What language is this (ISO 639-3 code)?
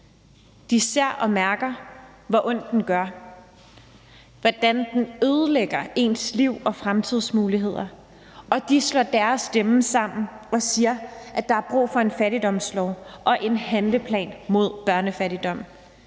dan